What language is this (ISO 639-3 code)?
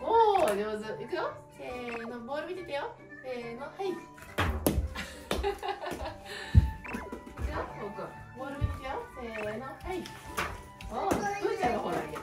jpn